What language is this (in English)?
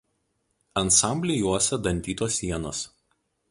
Lithuanian